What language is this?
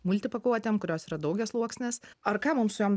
Lithuanian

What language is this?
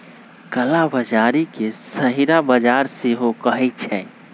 Magahi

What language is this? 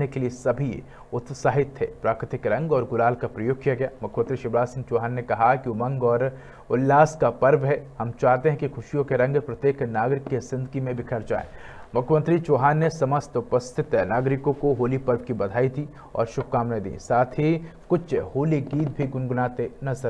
Hindi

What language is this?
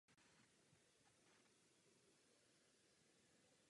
Czech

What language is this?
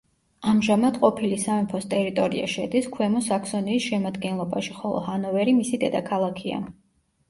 Georgian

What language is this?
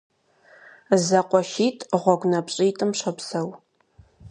Kabardian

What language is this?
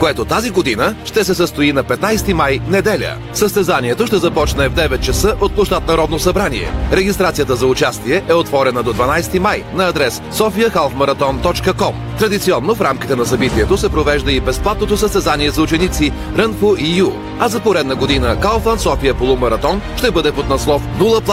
Bulgarian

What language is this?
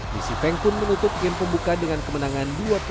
Indonesian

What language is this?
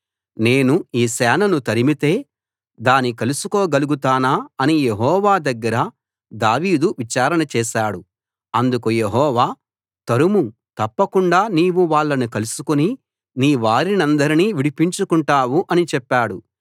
Telugu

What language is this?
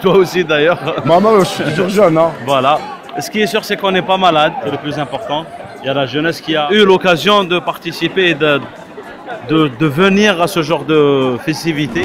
French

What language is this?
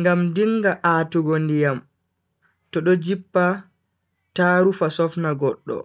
Bagirmi Fulfulde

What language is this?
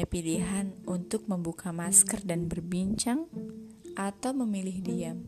Indonesian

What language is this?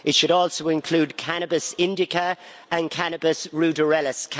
English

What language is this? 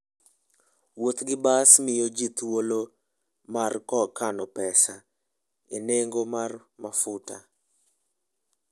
Luo (Kenya and Tanzania)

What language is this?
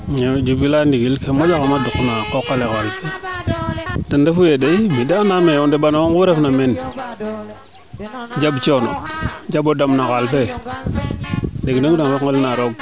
Serer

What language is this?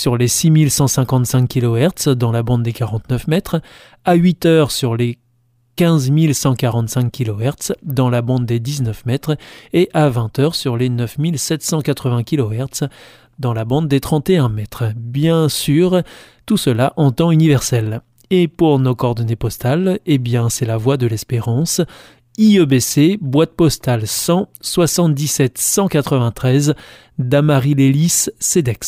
French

